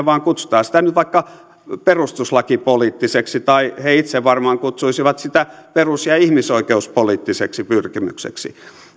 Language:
Finnish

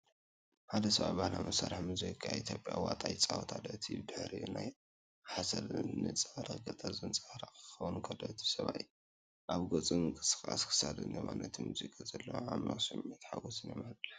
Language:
Tigrinya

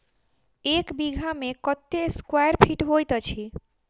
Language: Maithili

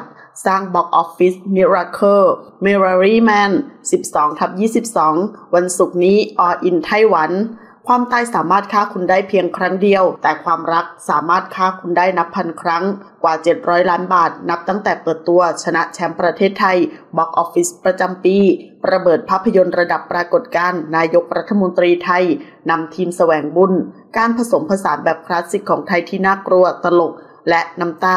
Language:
Thai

